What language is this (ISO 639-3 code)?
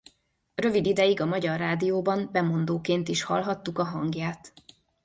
hun